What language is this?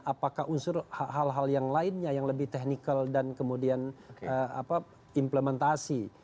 Indonesian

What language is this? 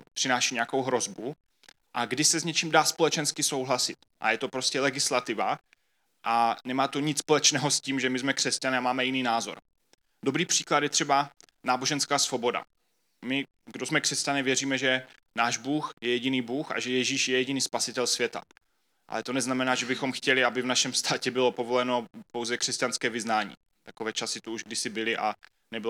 Czech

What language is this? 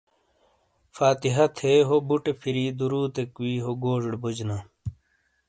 Shina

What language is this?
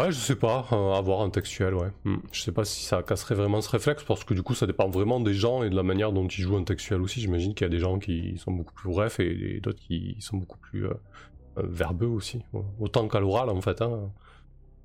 French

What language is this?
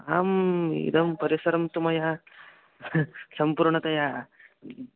Sanskrit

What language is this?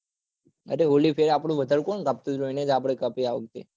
Gujarati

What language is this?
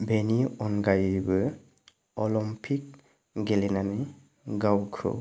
Bodo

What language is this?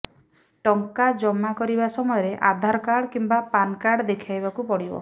Odia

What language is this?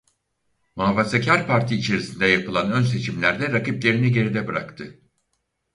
Turkish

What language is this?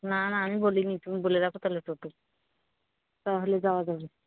Bangla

